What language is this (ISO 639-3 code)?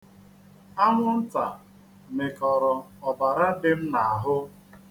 ibo